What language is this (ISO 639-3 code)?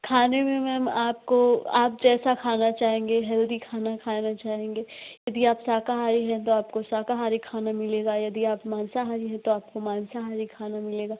hin